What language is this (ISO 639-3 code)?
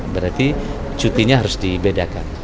ind